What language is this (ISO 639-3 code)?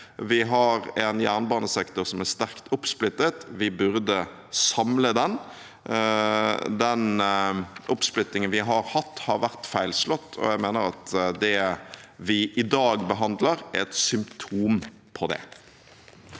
nor